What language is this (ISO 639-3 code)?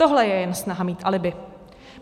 ces